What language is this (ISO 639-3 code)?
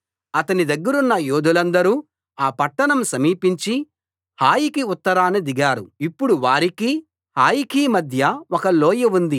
tel